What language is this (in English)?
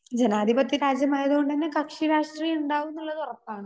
Malayalam